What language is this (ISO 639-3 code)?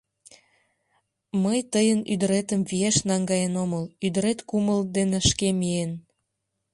chm